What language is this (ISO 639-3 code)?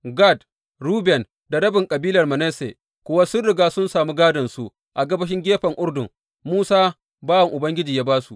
hau